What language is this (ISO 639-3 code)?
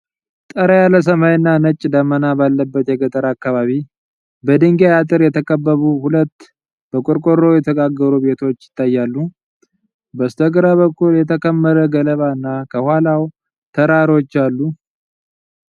amh